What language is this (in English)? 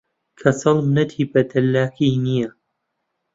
Central Kurdish